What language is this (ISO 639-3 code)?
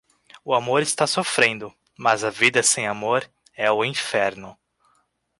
por